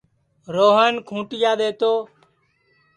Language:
Sansi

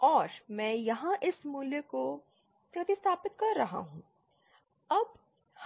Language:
Hindi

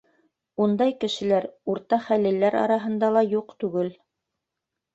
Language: Bashkir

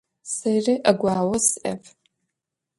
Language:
Adyghe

